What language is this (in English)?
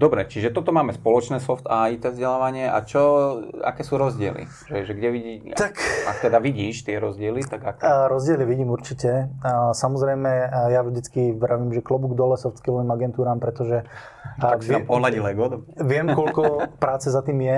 Slovak